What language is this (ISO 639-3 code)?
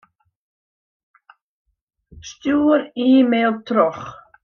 fry